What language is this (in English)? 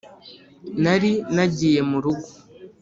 Kinyarwanda